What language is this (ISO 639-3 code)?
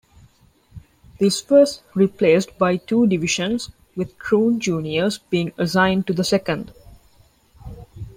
eng